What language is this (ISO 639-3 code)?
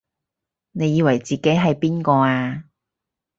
yue